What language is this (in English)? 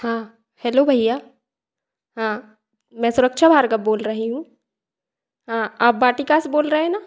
Hindi